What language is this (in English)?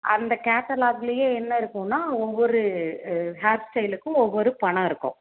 Tamil